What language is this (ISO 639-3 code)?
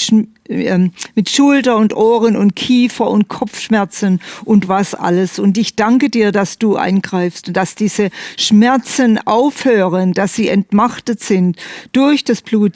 deu